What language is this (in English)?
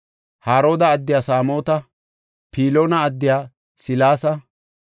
Gofa